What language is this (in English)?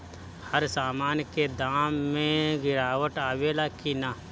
Bhojpuri